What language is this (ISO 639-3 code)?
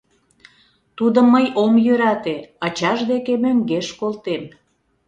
chm